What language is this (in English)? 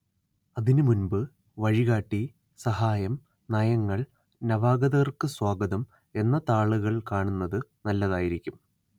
Malayalam